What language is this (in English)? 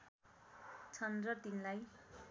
Nepali